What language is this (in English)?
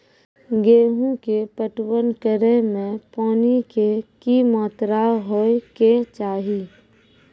Maithili